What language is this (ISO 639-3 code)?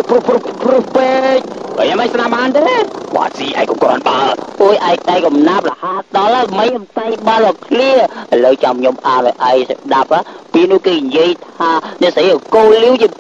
tha